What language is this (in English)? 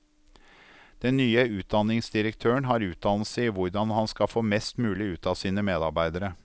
Norwegian